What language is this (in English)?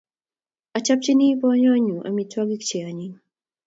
Kalenjin